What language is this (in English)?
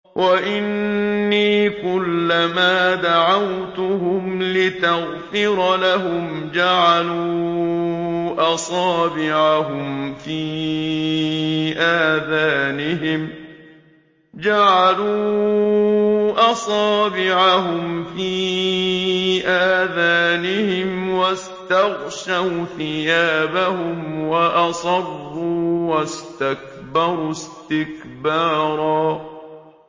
Arabic